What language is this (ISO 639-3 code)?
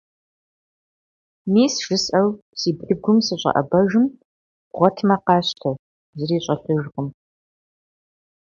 kbd